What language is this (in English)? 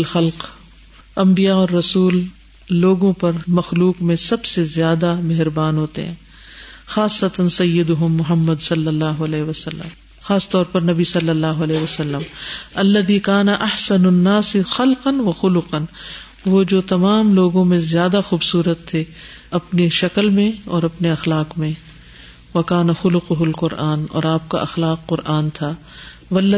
Urdu